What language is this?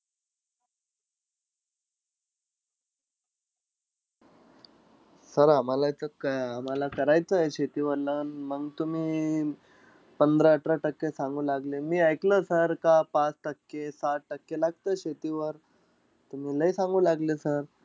Marathi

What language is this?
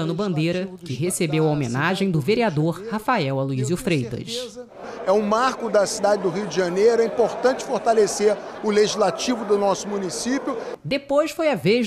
Portuguese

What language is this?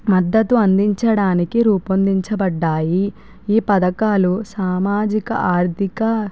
Telugu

